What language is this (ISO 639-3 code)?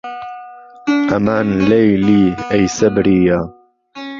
ckb